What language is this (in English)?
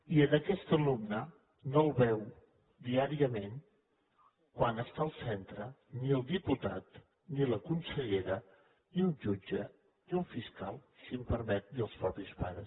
Catalan